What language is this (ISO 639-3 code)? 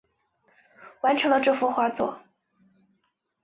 zho